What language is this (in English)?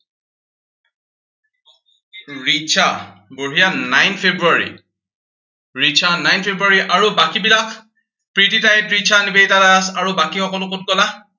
Assamese